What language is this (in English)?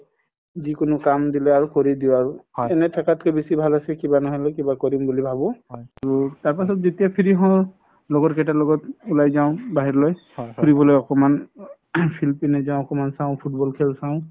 Assamese